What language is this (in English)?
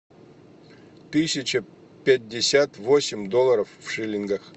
Russian